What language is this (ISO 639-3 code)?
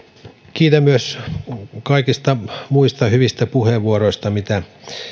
fin